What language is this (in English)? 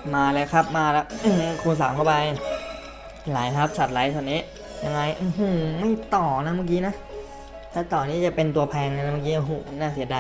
Thai